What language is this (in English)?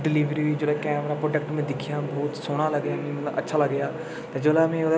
Dogri